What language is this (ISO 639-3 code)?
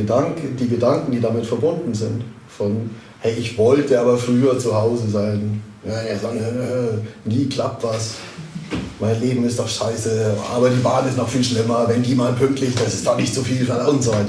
deu